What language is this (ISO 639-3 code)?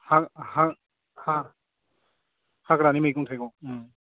brx